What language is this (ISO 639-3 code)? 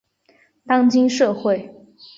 zho